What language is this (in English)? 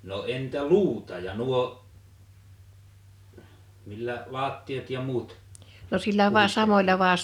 Finnish